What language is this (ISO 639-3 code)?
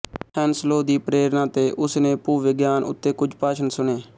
pan